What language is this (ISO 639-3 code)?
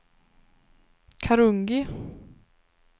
swe